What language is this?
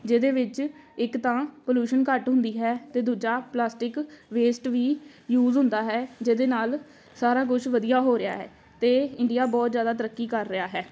Punjabi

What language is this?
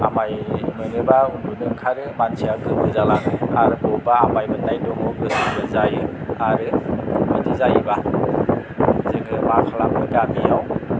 Bodo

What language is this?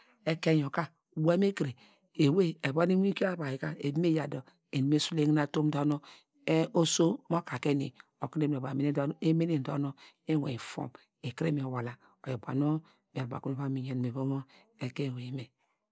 Degema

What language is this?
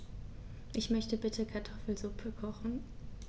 German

